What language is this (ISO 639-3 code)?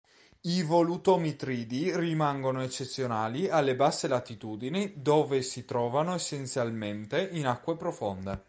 ita